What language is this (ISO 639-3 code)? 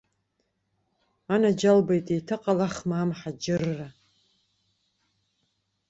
abk